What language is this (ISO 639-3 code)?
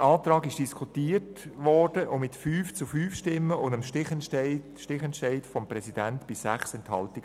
gsw